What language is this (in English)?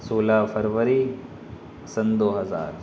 Urdu